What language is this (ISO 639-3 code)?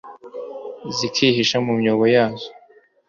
kin